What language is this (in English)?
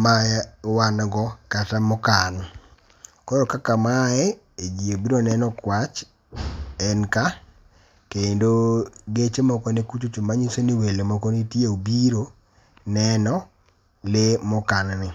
Luo (Kenya and Tanzania)